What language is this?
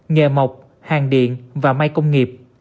Vietnamese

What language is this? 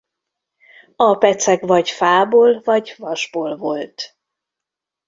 Hungarian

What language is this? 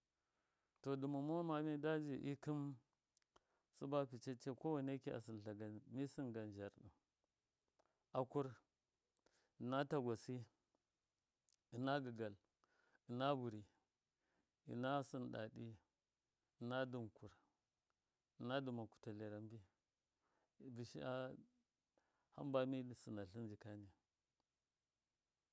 Miya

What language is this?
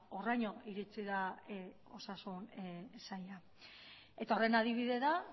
Basque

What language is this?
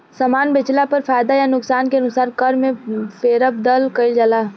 Bhojpuri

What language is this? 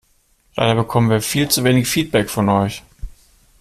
German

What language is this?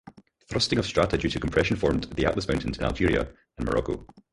English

